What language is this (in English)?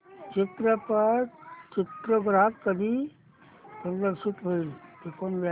Marathi